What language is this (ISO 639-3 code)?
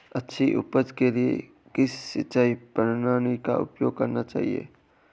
hin